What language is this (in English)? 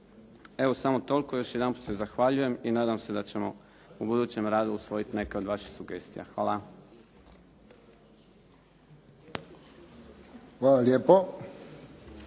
Croatian